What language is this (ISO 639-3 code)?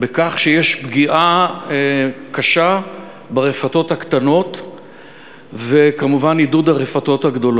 heb